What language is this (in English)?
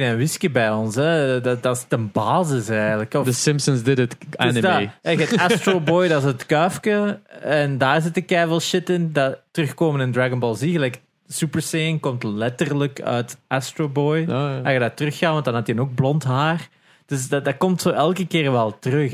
Dutch